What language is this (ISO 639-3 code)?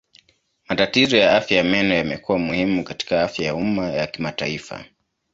swa